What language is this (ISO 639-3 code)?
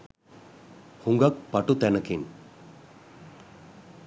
sin